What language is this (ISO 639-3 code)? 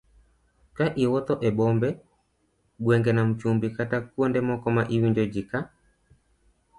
luo